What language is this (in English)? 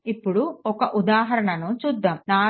Telugu